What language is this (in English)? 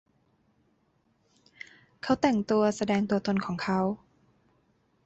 Thai